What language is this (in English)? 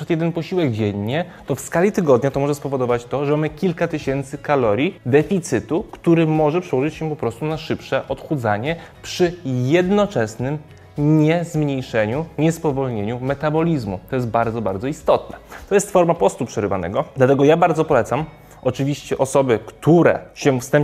Polish